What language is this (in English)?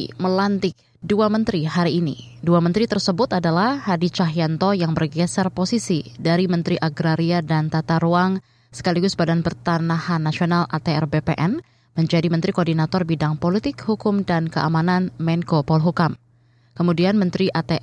Indonesian